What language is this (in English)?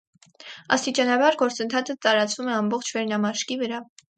Armenian